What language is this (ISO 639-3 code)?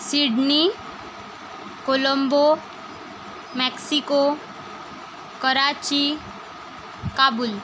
mar